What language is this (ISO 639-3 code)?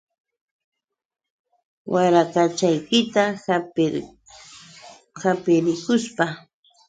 qux